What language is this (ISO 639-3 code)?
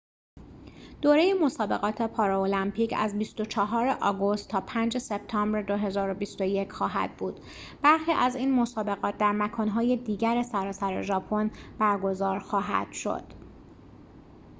fas